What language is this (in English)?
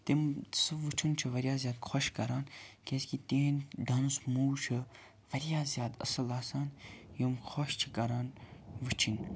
Kashmiri